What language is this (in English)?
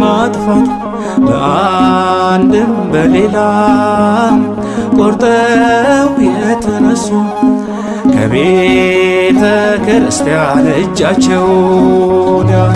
Amharic